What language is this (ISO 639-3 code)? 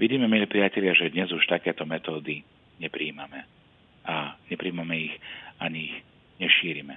slk